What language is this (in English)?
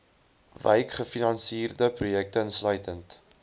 Afrikaans